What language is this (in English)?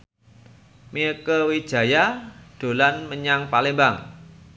Javanese